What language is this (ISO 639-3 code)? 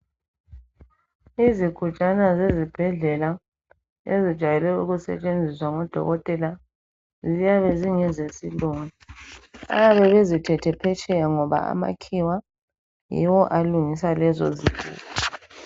nde